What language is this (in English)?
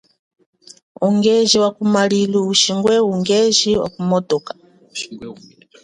Chokwe